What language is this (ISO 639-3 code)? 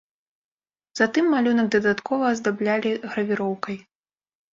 bel